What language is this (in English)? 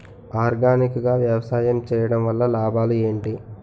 Telugu